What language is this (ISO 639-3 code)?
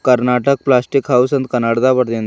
kan